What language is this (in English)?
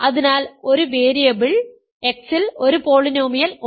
Malayalam